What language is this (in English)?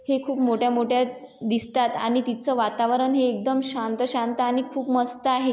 Marathi